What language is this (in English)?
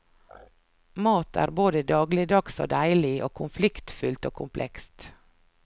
Norwegian